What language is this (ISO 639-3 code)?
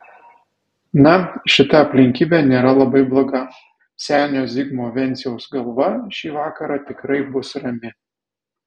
lit